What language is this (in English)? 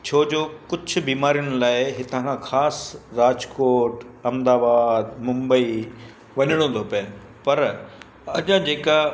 Sindhi